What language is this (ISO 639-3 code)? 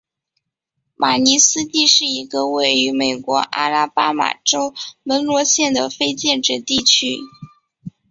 zho